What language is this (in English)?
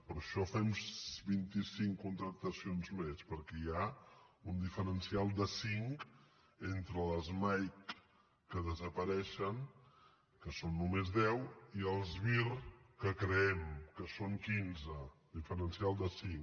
Catalan